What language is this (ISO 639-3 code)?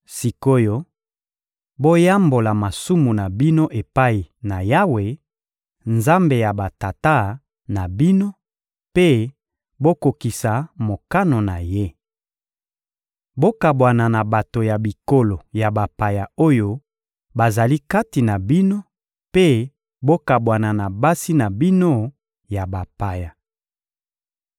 lin